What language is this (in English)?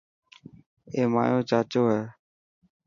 Dhatki